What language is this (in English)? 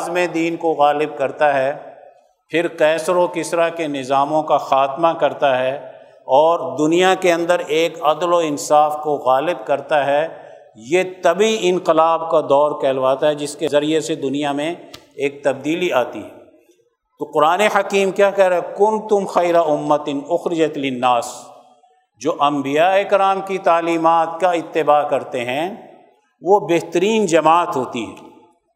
Urdu